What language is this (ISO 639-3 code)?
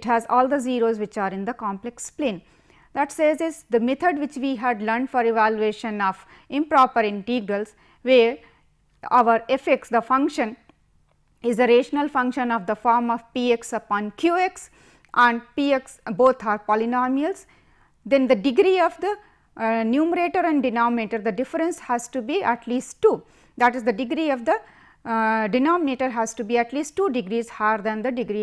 eng